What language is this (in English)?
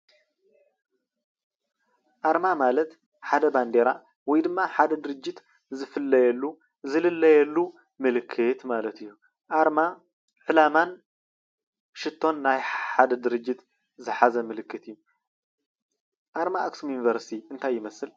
Tigrinya